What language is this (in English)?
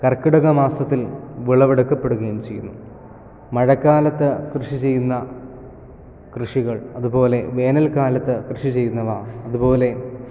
Malayalam